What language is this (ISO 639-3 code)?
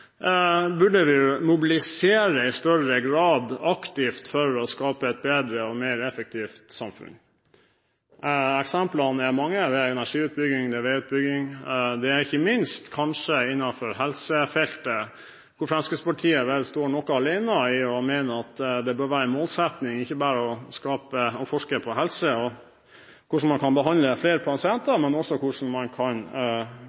nob